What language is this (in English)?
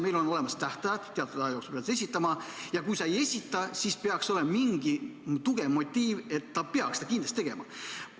Estonian